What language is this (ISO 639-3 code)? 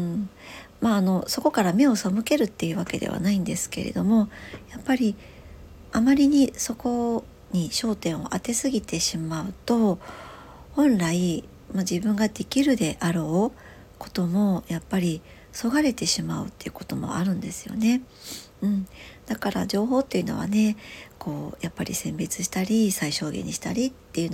jpn